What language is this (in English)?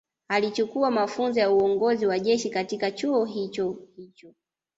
Swahili